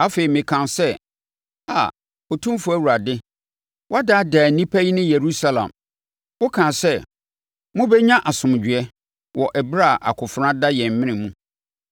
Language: Akan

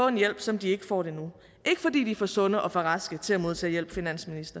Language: Danish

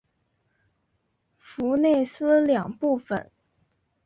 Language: Chinese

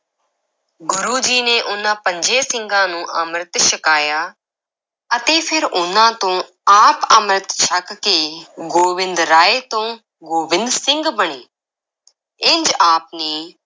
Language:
Punjabi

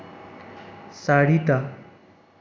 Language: Assamese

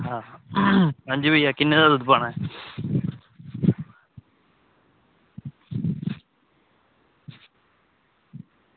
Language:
Dogri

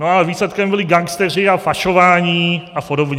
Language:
Czech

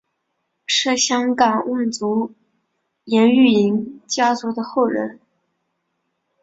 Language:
Chinese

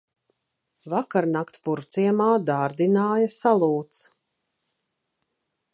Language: Latvian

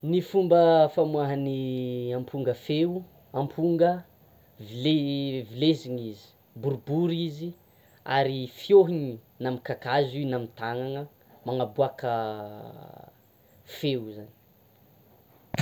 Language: Tsimihety Malagasy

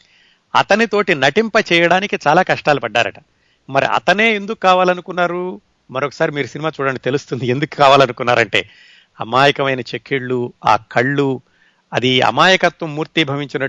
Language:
Telugu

